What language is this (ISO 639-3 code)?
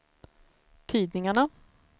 swe